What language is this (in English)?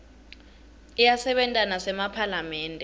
Swati